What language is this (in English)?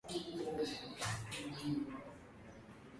Swahili